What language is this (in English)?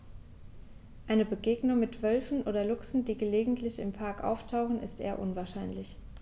German